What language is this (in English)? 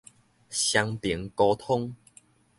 Min Nan Chinese